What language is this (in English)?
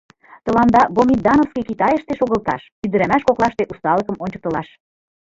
Mari